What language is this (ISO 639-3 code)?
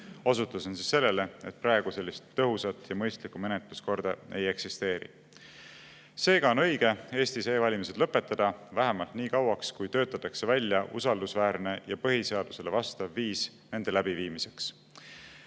est